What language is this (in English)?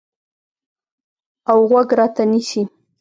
Pashto